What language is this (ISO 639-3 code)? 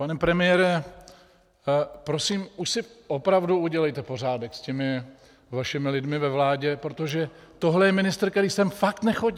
ces